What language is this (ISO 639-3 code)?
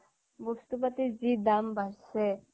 asm